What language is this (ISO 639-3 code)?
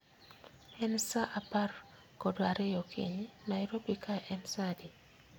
luo